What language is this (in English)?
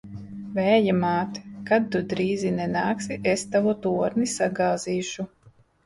Latvian